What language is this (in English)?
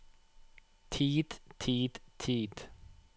Norwegian